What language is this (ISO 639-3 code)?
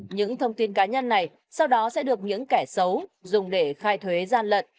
vie